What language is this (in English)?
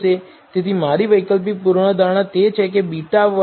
Gujarati